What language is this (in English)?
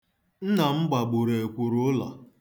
Igbo